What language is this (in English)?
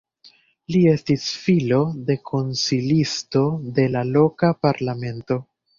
Esperanto